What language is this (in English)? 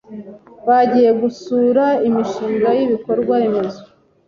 Kinyarwanda